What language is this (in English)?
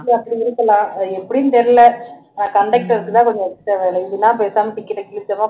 Tamil